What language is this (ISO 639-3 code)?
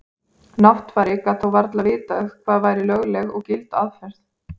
isl